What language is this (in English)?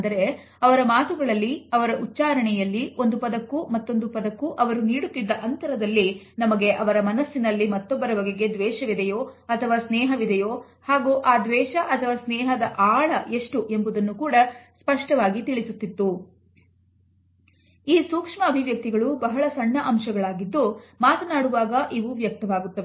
Kannada